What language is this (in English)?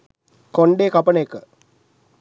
Sinhala